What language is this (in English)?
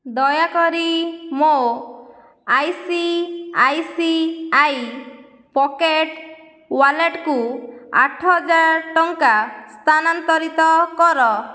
Odia